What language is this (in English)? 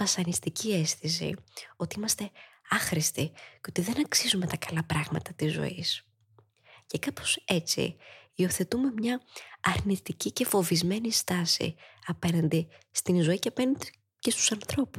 Greek